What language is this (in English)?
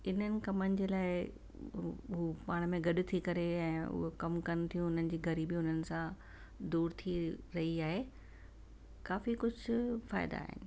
Sindhi